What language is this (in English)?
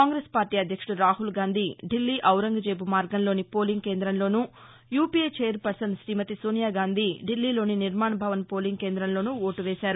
Telugu